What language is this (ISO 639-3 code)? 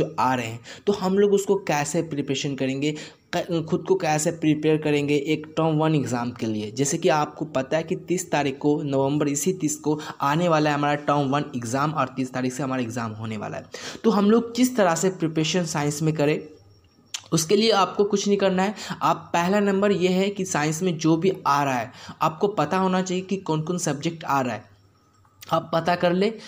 hin